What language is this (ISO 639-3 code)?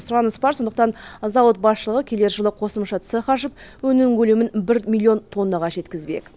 kaz